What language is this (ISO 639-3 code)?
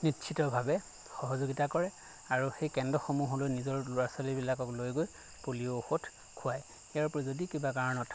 asm